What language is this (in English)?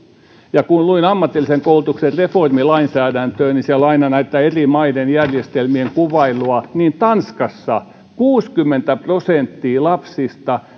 Finnish